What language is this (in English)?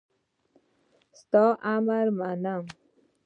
Pashto